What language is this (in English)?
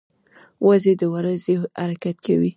Pashto